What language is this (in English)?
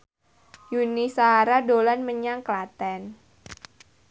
Javanese